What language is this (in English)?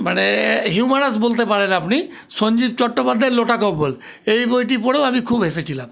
Bangla